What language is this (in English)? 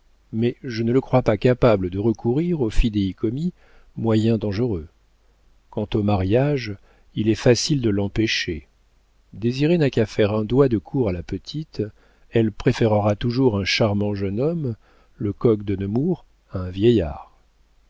French